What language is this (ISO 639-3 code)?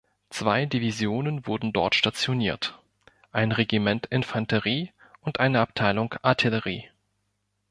deu